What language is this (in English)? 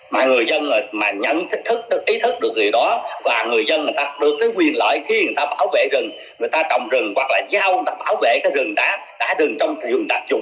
Vietnamese